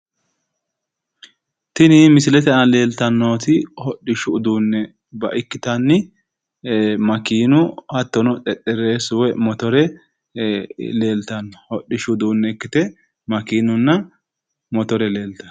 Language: Sidamo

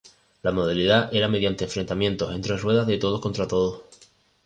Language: Spanish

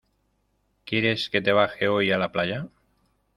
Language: Spanish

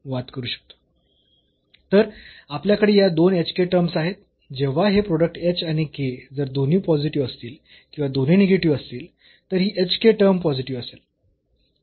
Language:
Marathi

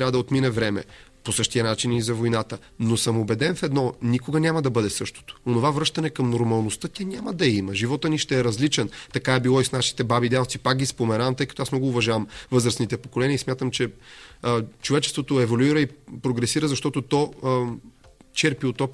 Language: Bulgarian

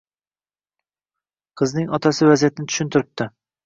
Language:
Uzbek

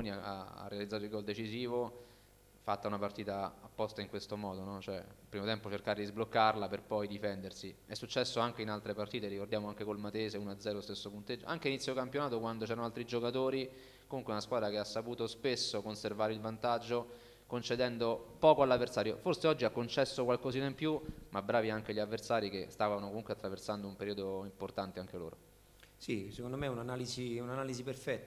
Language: Italian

